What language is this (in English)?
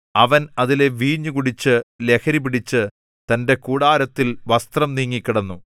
Malayalam